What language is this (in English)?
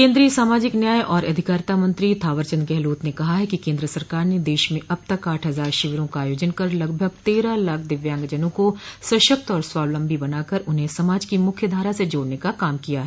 Hindi